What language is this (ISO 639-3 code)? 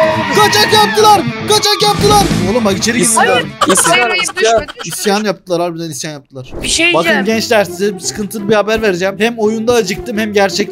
tur